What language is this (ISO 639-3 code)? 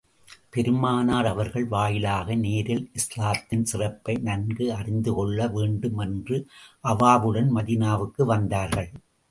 tam